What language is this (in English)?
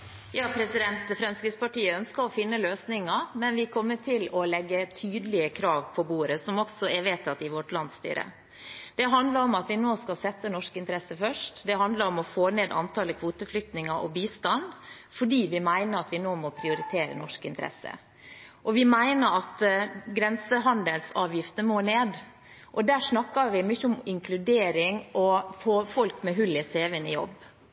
Norwegian Bokmål